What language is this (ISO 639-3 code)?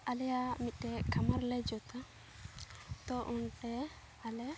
sat